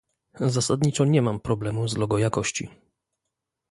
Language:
Polish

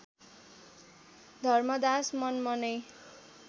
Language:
Nepali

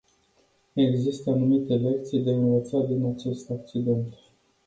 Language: Romanian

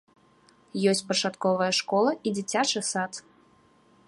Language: Belarusian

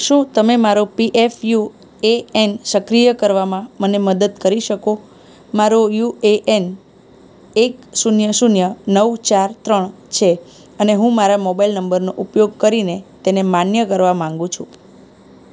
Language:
Gujarati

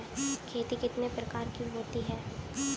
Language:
Hindi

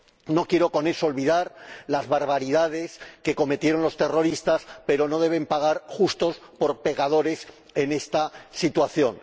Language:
Spanish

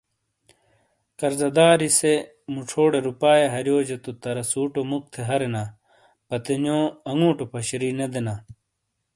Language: Shina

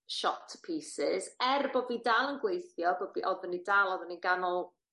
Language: Welsh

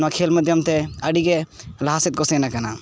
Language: Santali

